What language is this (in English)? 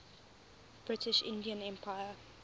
English